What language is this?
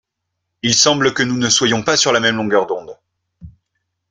French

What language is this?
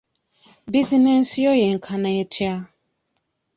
Ganda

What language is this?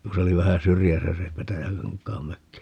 Finnish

